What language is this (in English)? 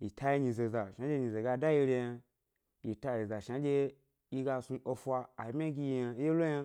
Gbari